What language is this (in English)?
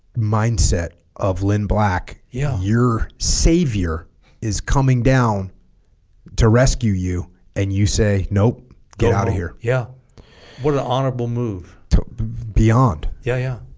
English